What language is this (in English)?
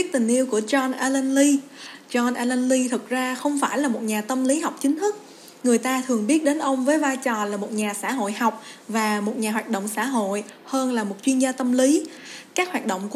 Vietnamese